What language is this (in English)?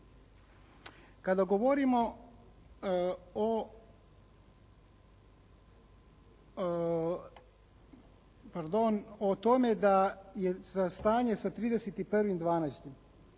Croatian